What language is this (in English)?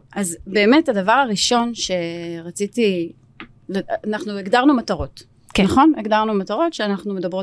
Hebrew